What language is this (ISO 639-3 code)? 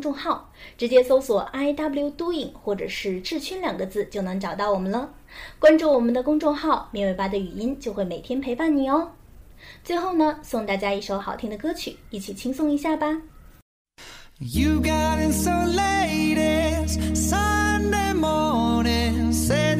zho